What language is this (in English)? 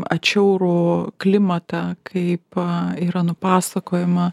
Lithuanian